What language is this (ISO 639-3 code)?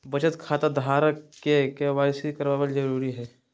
mag